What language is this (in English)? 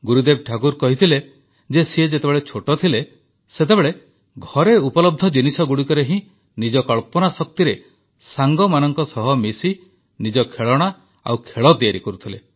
Odia